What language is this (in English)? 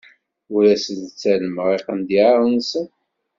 Kabyle